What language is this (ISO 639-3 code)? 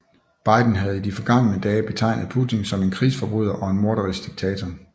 dan